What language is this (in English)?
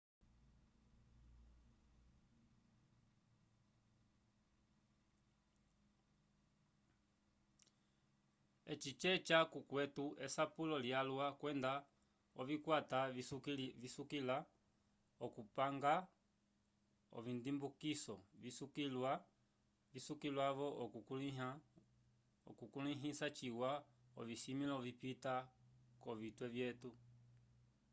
Umbundu